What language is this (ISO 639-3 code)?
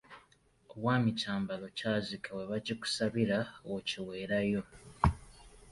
lug